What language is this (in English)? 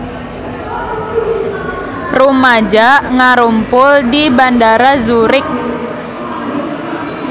Sundanese